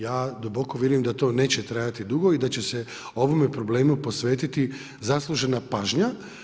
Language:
Croatian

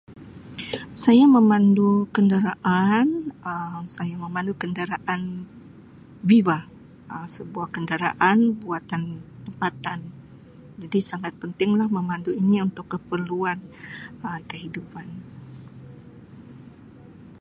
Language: Sabah Malay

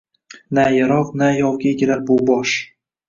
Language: Uzbek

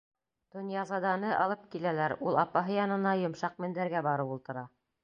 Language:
Bashkir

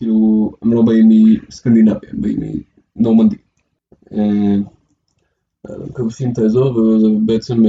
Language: Hebrew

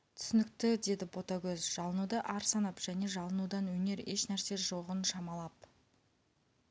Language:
Kazakh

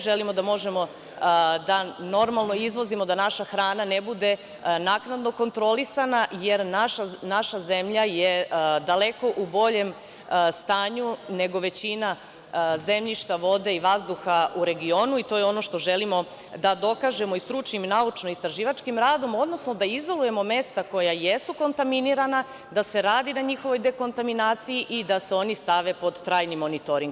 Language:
Serbian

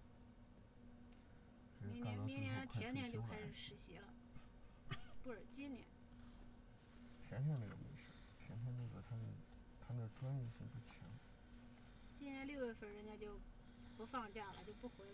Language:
Chinese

